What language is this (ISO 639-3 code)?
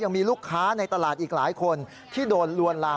tha